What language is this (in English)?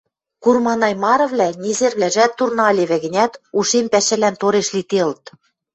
Western Mari